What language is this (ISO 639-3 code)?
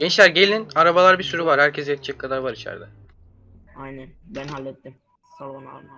tur